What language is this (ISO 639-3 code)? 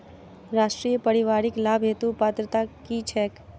mai